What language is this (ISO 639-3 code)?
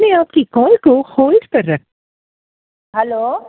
snd